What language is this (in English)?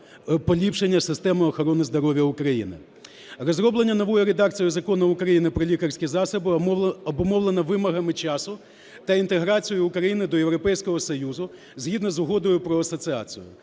Ukrainian